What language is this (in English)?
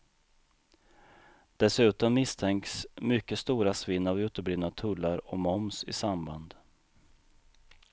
Swedish